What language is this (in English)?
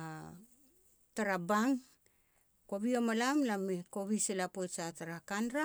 Petats